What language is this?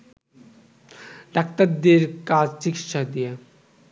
Bangla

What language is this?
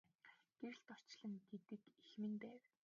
Mongolian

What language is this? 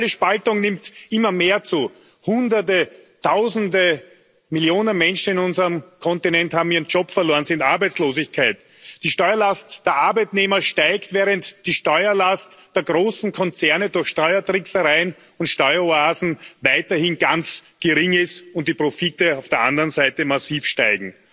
German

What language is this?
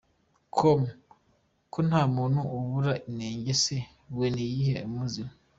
Kinyarwanda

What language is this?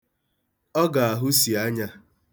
Igbo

